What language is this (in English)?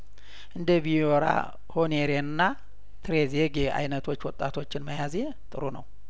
Amharic